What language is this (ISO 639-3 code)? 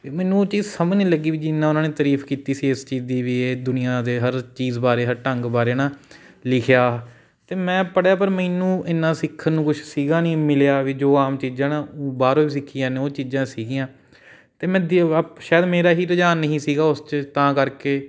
pan